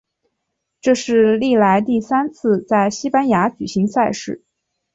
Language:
Chinese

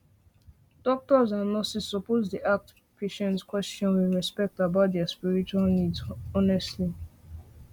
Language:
Nigerian Pidgin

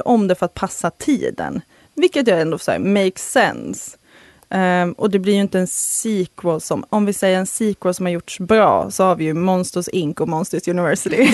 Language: Swedish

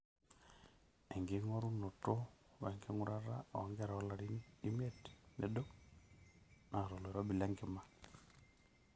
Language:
Masai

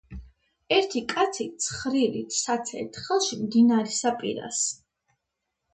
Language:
Georgian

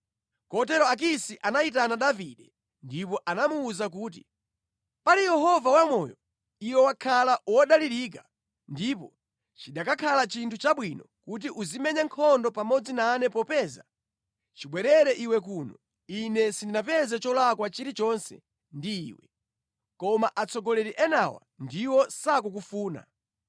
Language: Nyanja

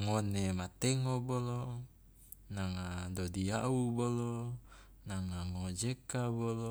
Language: Loloda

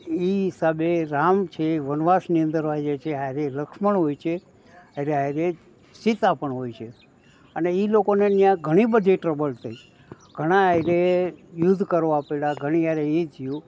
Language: Gujarati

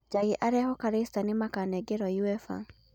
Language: Kikuyu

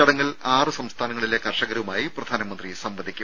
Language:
Malayalam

